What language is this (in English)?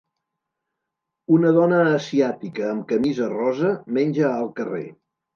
Catalan